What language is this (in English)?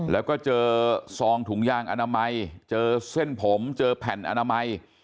Thai